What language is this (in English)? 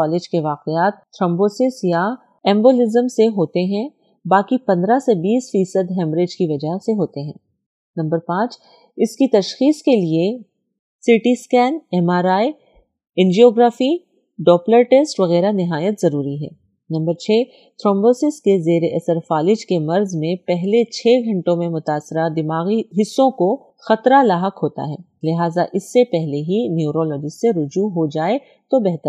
Urdu